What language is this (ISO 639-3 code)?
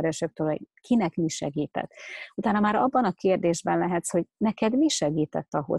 hun